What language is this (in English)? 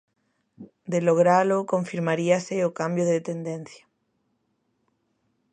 Galician